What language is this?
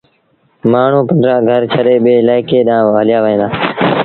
Sindhi Bhil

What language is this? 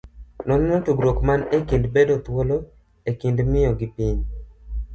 Luo (Kenya and Tanzania)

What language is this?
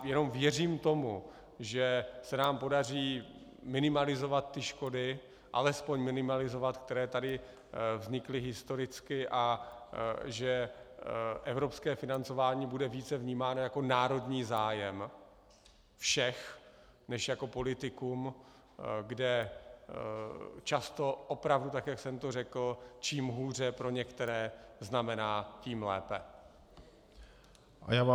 Czech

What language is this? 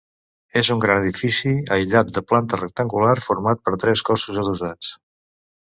Catalan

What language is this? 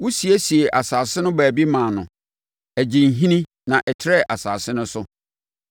Akan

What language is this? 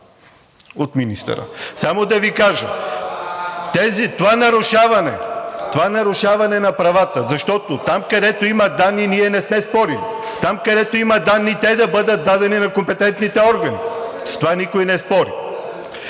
Bulgarian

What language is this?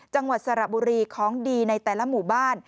Thai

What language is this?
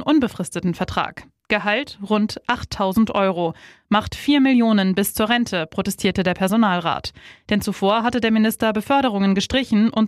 German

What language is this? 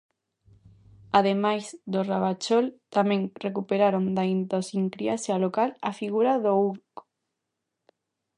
Galician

